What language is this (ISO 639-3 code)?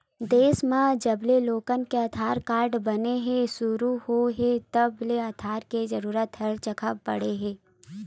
hne